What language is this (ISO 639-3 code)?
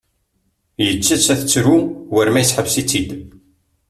kab